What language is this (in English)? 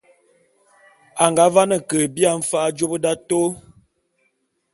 Bulu